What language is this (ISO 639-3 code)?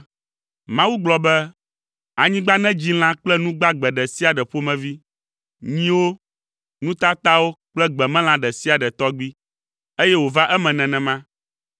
ewe